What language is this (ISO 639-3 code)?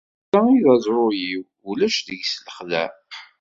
kab